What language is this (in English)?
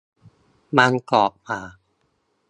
Thai